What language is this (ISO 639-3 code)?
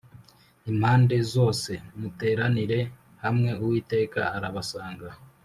kin